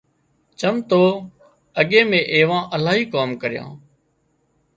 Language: Wadiyara Koli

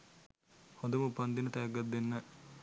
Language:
Sinhala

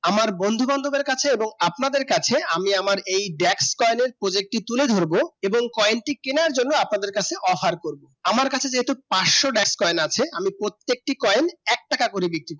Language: Bangla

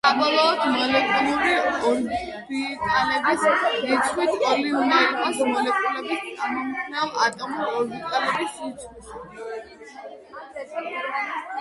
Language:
Georgian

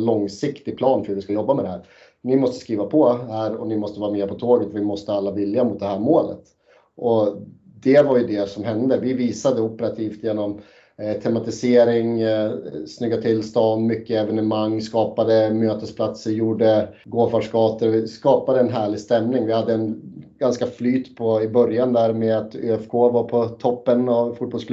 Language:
Swedish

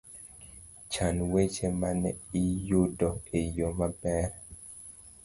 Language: Luo (Kenya and Tanzania)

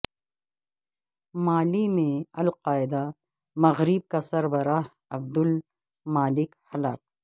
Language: Urdu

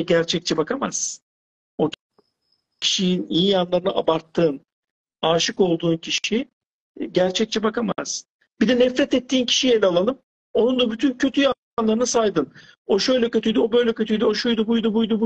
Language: Turkish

